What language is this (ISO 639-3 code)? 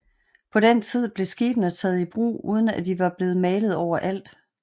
dan